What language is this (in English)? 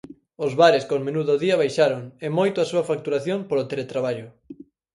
Galician